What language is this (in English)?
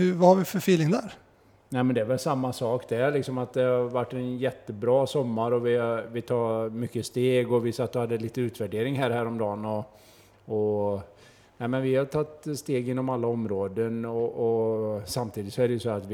Swedish